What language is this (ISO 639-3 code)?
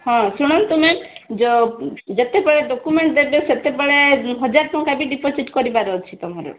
ori